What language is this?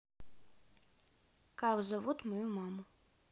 Russian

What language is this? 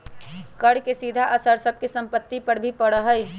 Magahi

